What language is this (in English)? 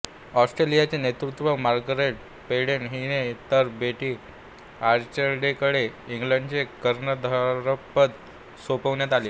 Marathi